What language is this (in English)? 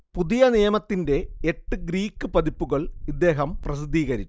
Malayalam